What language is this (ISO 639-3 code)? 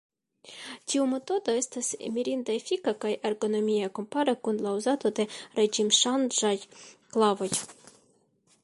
epo